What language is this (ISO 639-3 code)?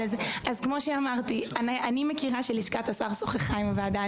heb